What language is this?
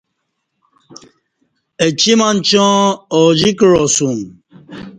Kati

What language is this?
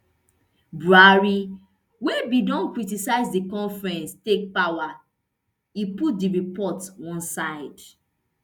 Nigerian Pidgin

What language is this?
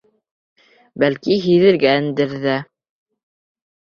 Bashkir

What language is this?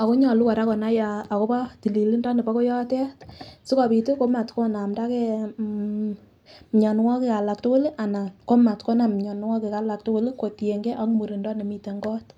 Kalenjin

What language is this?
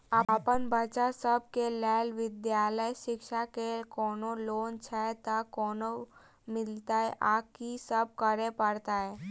Maithili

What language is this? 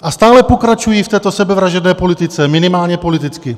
Czech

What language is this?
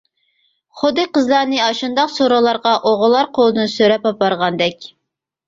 Uyghur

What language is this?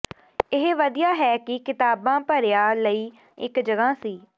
Punjabi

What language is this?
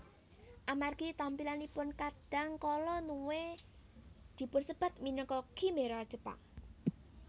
Javanese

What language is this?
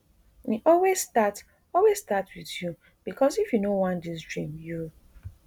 Nigerian Pidgin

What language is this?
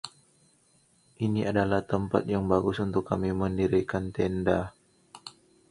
Indonesian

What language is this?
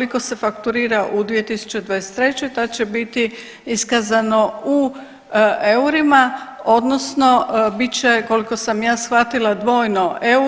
Croatian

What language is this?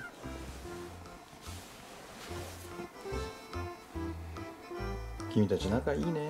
Japanese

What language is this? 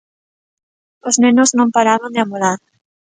Galician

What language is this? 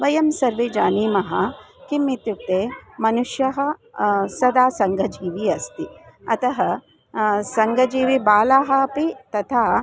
Sanskrit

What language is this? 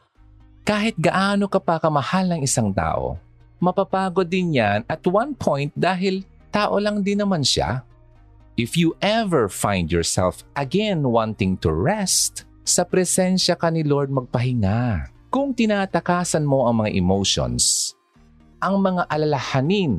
Filipino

